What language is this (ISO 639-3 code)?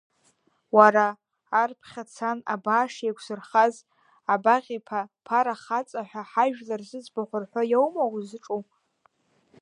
abk